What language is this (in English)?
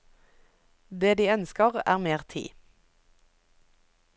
Norwegian